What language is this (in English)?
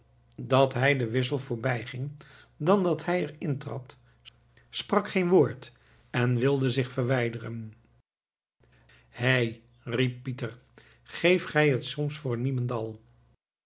Dutch